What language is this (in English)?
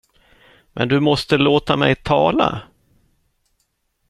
Swedish